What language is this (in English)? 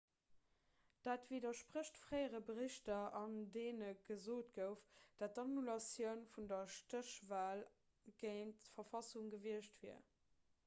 Luxembourgish